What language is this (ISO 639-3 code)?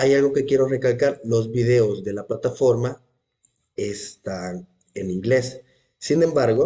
spa